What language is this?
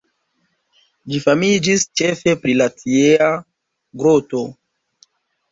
Esperanto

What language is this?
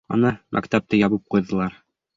Bashkir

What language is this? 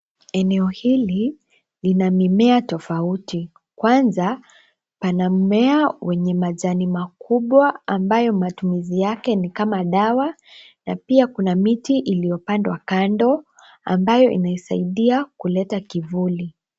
Swahili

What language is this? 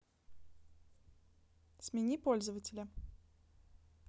Russian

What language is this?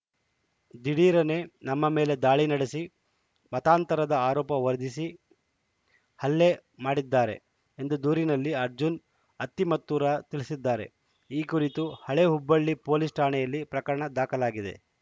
Kannada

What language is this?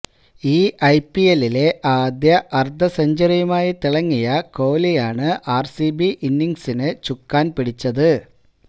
Malayalam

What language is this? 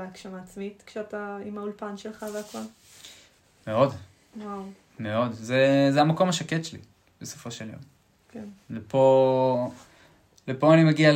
Hebrew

